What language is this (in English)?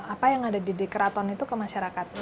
Indonesian